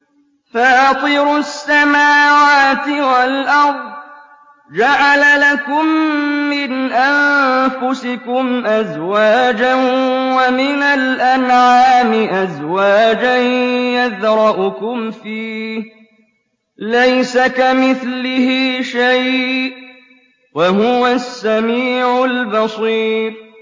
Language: Arabic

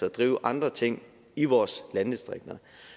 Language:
Danish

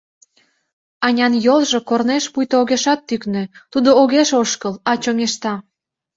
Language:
Mari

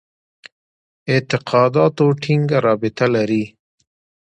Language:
Pashto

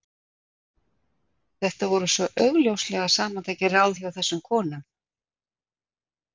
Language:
Icelandic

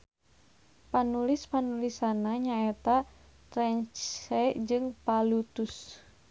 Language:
Sundanese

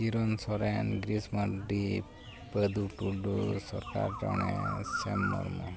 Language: Santali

